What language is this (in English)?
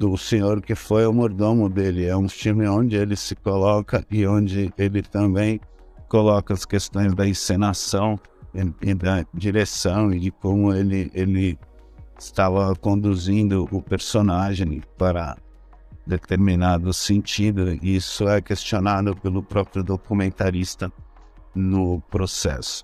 Portuguese